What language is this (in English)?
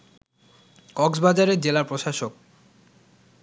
Bangla